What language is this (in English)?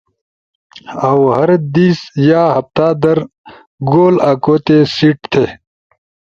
Ushojo